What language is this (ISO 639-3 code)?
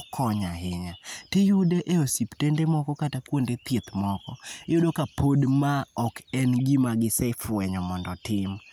luo